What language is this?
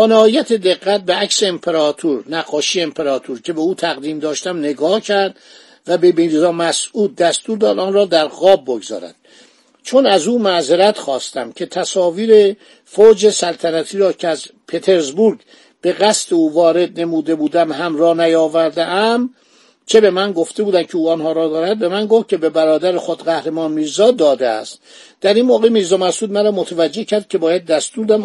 Persian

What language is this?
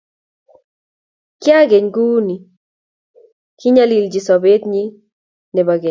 Kalenjin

